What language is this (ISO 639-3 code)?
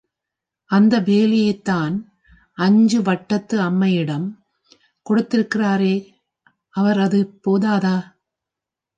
tam